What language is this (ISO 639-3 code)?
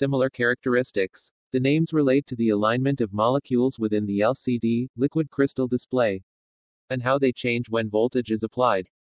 eng